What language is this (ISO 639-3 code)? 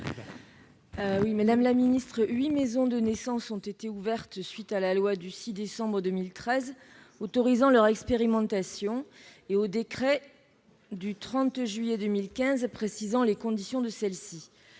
fra